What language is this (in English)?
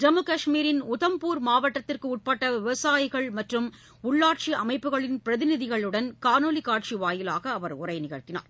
Tamil